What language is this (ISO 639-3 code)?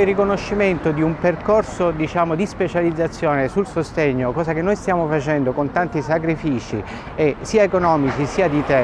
ita